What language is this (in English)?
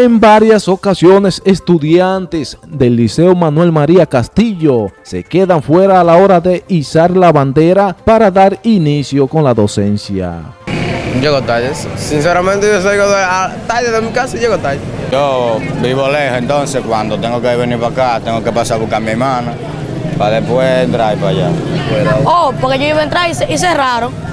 Spanish